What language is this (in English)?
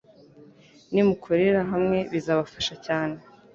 Kinyarwanda